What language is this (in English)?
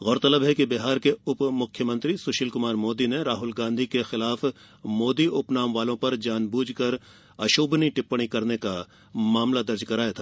Hindi